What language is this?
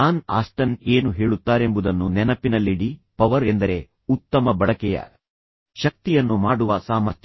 Kannada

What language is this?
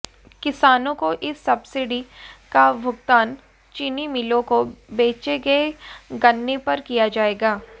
Hindi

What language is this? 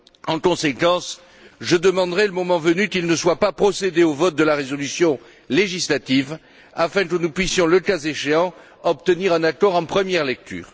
French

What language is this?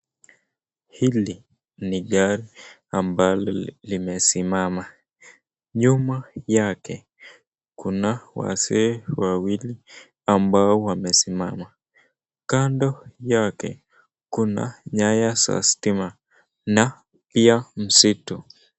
Swahili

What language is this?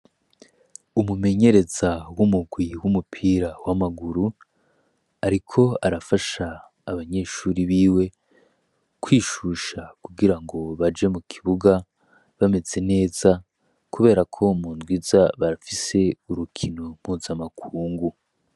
Rundi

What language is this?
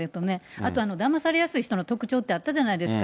Japanese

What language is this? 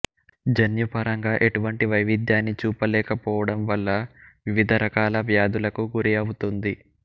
Telugu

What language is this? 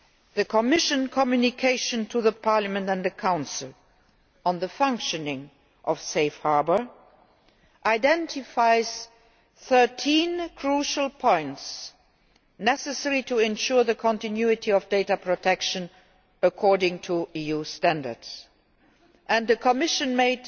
English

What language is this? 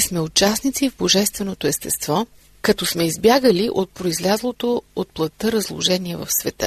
Bulgarian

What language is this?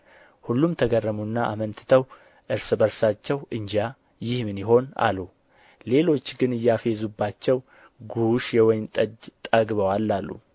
Amharic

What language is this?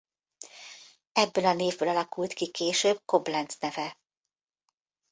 Hungarian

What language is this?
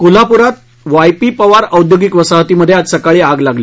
Marathi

